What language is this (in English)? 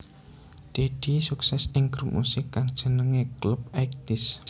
Javanese